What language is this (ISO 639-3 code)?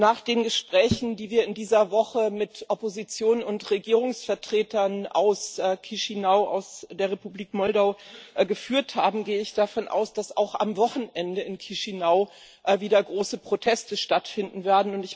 deu